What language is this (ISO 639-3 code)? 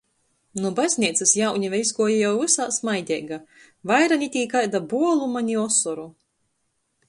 ltg